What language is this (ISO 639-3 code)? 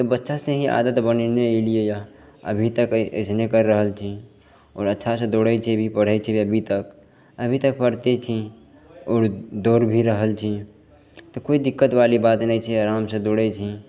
mai